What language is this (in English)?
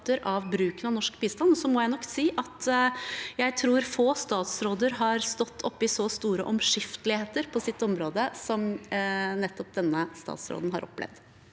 Norwegian